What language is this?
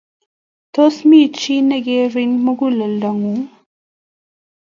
Kalenjin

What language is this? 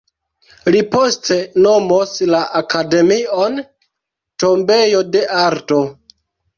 Esperanto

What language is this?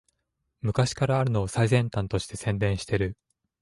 Japanese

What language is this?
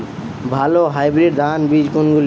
Bangla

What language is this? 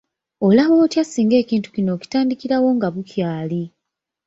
Ganda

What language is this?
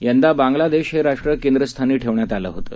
Marathi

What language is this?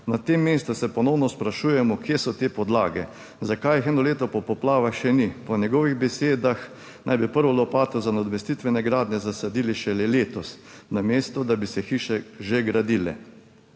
Slovenian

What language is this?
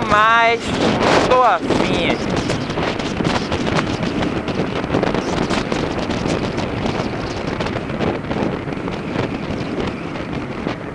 Portuguese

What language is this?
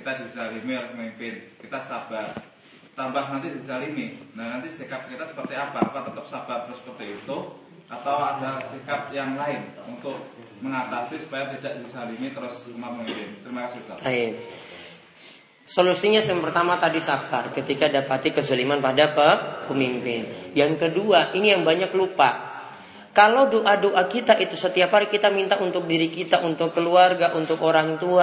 Indonesian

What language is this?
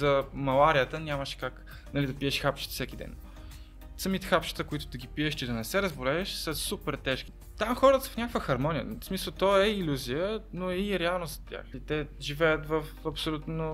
Bulgarian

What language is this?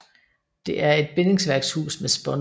Danish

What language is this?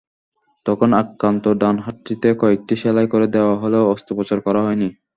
Bangla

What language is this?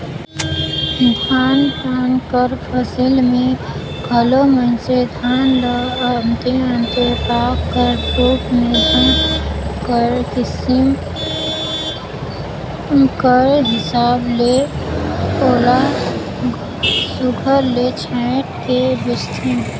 Chhattisgarhi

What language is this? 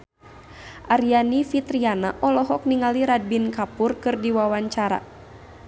Sundanese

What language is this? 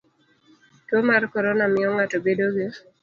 Luo (Kenya and Tanzania)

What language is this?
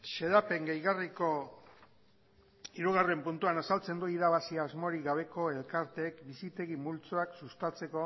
Basque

